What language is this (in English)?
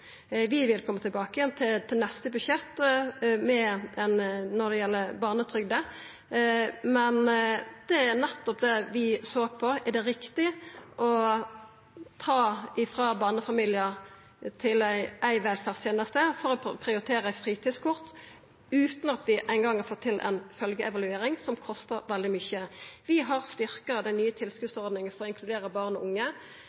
Norwegian Nynorsk